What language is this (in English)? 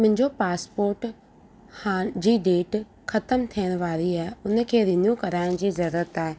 Sindhi